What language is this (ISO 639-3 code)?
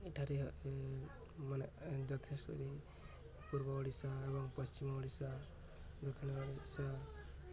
ori